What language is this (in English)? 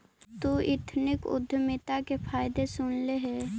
Magahi